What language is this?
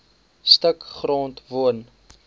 Afrikaans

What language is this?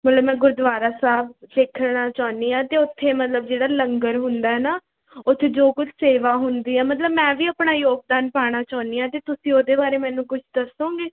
Punjabi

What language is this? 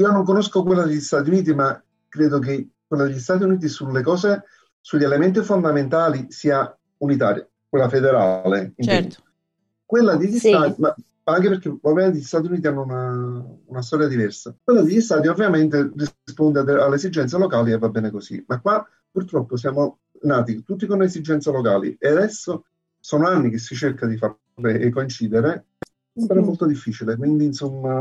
Italian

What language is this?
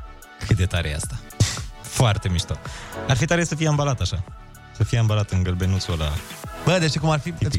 Romanian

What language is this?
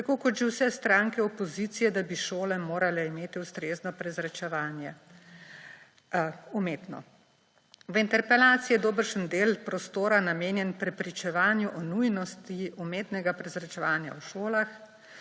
Slovenian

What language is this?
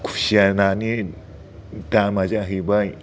Bodo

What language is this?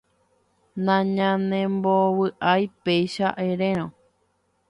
Guarani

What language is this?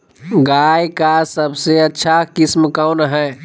Magahi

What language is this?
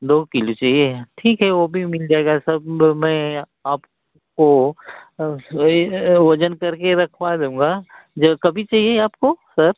Hindi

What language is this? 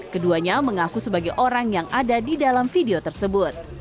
Indonesian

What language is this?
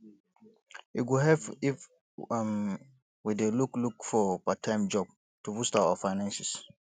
Nigerian Pidgin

